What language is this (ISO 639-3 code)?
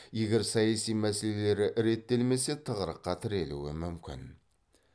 kaz